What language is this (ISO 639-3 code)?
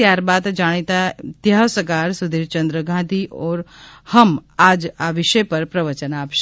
guj